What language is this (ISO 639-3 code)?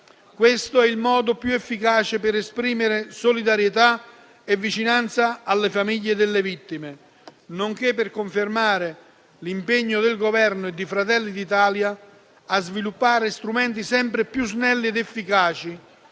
ita